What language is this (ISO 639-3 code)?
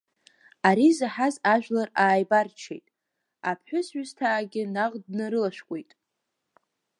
abk